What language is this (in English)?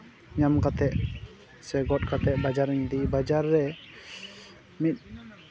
Santali